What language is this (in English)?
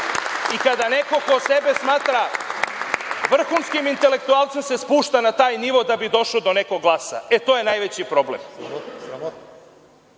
Serbian